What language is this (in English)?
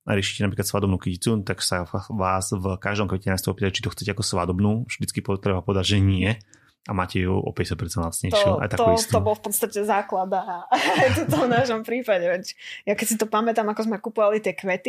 Slovak